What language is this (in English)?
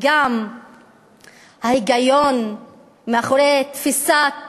Hebrew